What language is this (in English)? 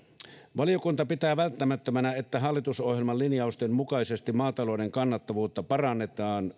Finnish